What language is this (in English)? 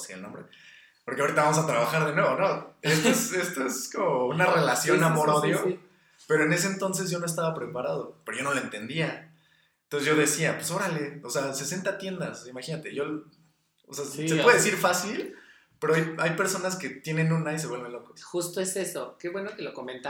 Spanish